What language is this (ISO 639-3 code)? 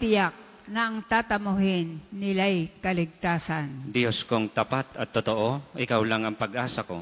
fil